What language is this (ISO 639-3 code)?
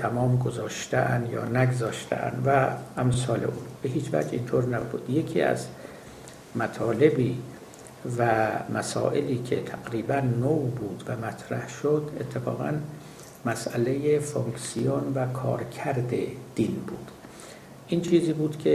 fas